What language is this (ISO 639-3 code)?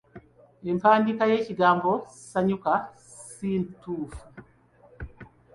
lug